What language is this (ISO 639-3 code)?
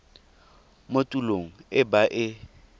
tsn